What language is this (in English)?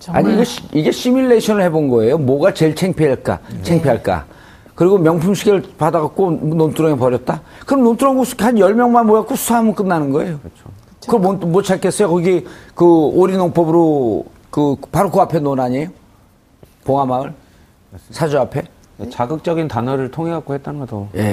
Korean